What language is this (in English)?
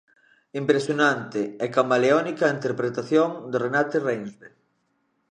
Galician